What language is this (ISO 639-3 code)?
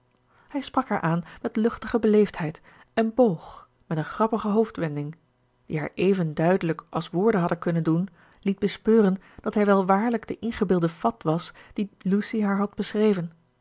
nld